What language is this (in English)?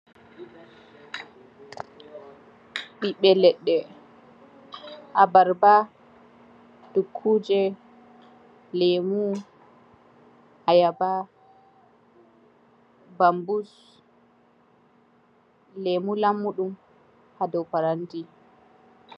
Fula